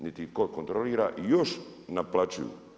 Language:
Croatian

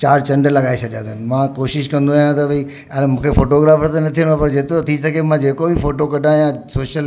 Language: Sindhi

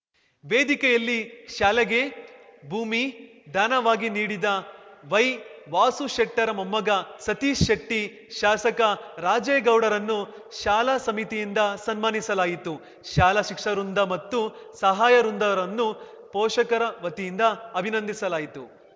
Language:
Kannada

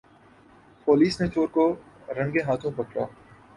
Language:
Urdu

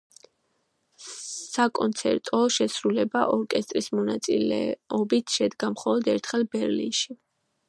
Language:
Georgian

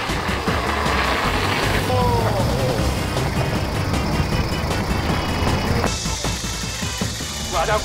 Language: Korean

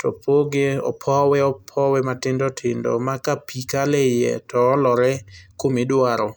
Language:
Luo (Kenya and Tanzania)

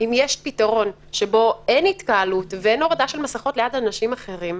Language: Hebrew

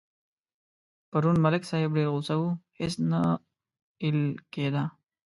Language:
Pashto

